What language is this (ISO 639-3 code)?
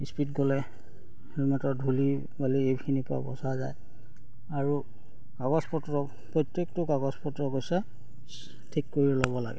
asm